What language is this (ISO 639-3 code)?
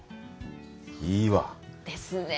jpn